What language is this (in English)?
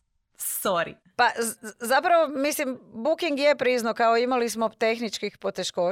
Croatian